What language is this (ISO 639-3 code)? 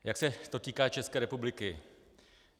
ces